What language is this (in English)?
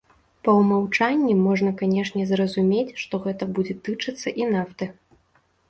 Belarusian